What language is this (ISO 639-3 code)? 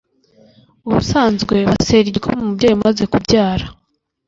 kin